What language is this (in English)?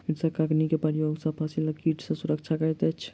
Maithili